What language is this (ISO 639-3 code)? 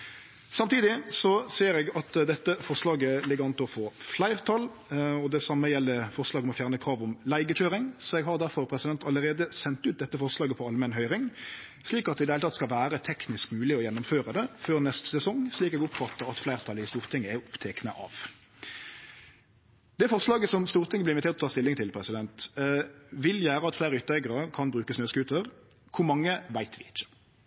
nno